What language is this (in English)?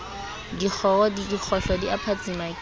Southern Sotho